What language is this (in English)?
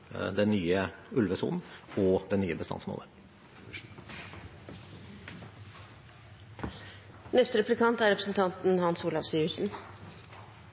Norwegian Bokmål